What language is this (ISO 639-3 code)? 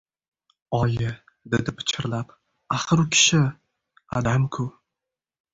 uzb